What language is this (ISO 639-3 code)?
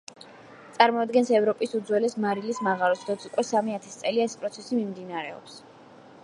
kat